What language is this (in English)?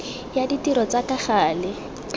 Tswana